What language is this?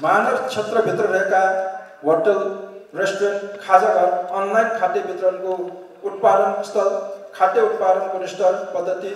Turkish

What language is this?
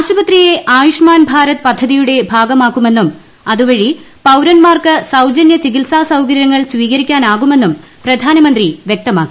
Malayalam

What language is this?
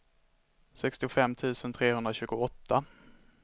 Swedish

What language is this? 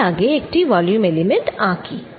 Bangla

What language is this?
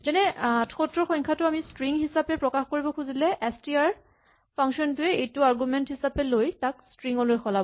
Assamese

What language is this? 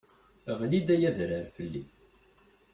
Kabyle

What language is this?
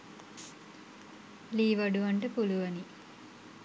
Sinhala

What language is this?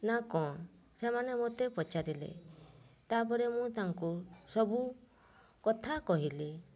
Odia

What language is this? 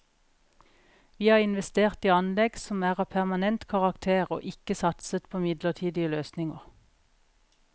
Norwegian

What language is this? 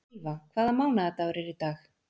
Icelandic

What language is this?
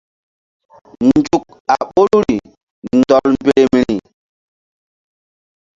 Mbum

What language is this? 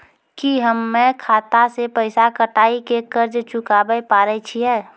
Maithili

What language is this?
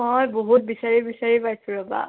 Assamese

